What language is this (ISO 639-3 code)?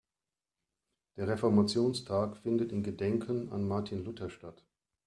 deu